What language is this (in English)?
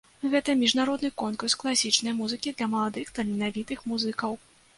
Belarusian